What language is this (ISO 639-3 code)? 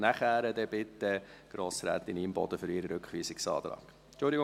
gsw